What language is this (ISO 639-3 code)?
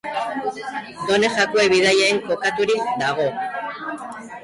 eus